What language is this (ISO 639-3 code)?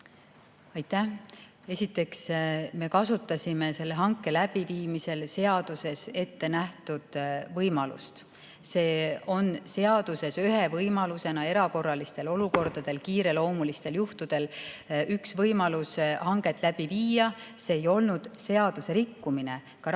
est